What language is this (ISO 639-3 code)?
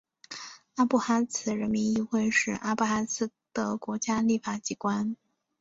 zho